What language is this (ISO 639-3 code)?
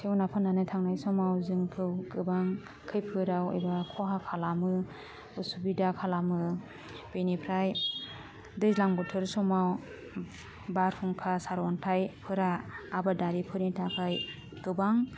brx